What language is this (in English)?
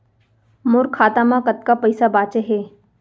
Chhattisgarhi